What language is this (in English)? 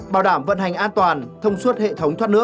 Vietnamese